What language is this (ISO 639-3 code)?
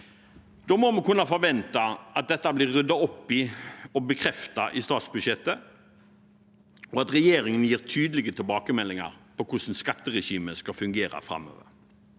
nor